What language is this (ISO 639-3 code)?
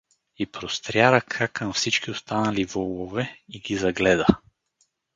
bul